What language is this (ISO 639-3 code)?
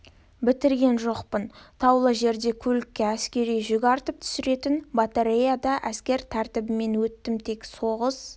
kaz